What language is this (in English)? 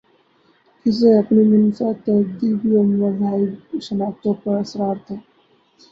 Urdu